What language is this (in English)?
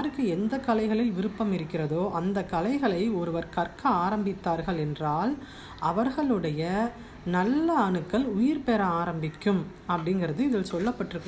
Tamil